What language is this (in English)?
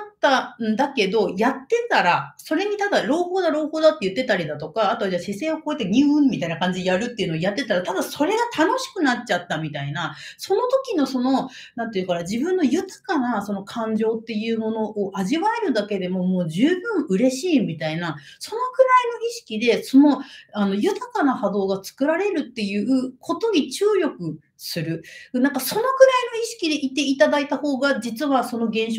Japanese